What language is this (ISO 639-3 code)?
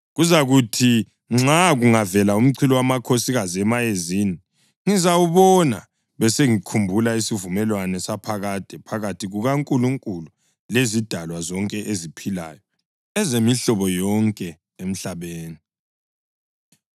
nde